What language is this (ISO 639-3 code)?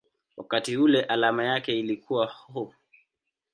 swa